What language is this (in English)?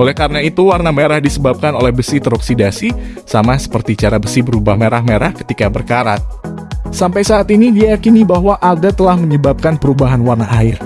Indonesian